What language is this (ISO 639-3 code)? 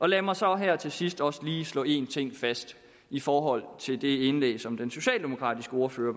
dan